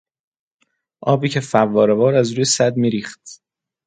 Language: Persian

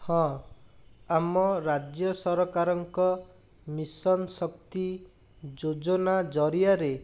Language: Odia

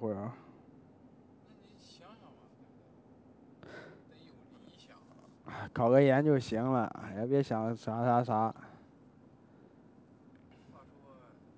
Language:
Chinese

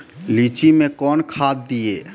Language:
Maithili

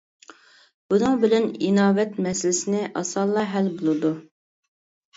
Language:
Uyghur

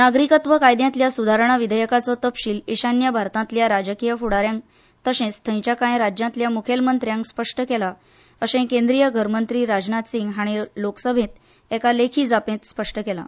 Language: Konkani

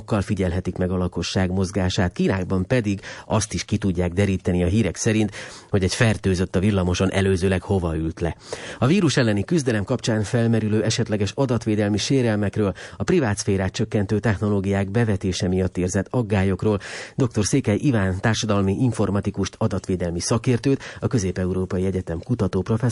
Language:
Hungarian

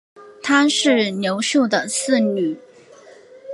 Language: Chinese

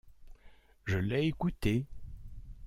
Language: French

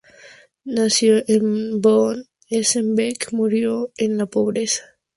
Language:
Spanish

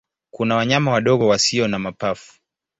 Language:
Swahili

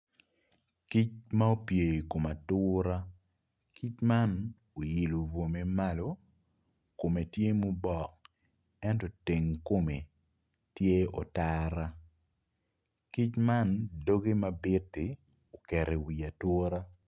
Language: Acoli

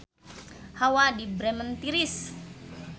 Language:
Sundanese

